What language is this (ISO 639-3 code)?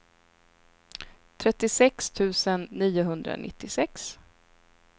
swe